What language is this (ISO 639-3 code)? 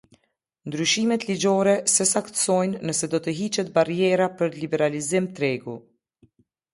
sqi